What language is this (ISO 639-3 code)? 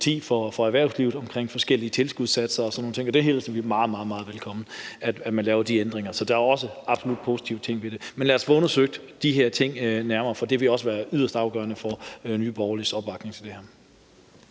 dan